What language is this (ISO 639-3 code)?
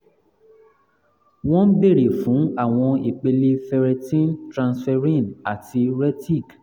yor